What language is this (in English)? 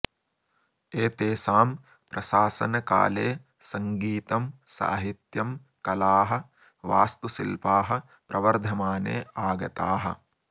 Sanskrit